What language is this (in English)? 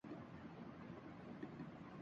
Urdu